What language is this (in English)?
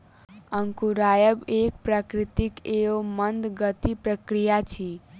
Maithili